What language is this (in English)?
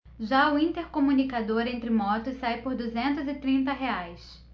Portuguese